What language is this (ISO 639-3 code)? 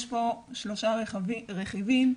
heb